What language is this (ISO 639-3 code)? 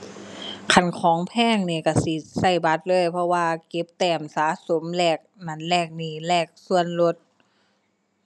tha